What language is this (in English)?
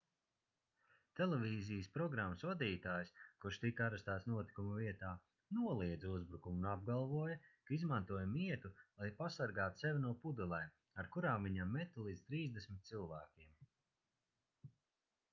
Latvian